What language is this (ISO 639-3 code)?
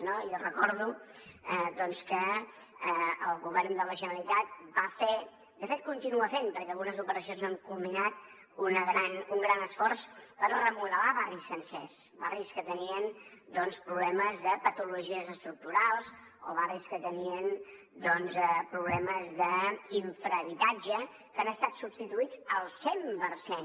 cat